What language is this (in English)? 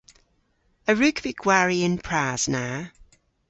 Cornish